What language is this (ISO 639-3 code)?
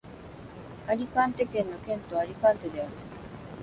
jpn